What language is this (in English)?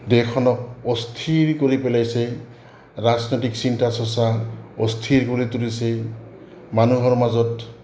Assamese